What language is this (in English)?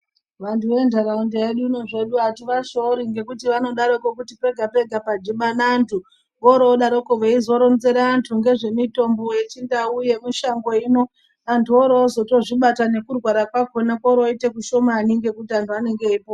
Ndau